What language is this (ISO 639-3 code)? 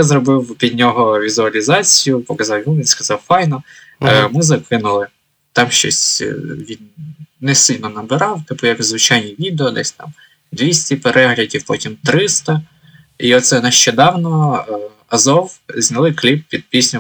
ukr